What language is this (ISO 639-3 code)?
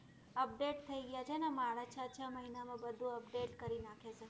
guj